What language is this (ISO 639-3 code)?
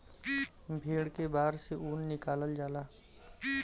bho